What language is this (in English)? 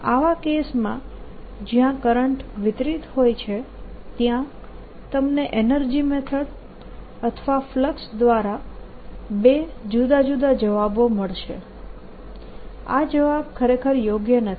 Gujarati